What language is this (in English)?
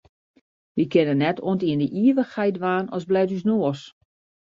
Western Frisian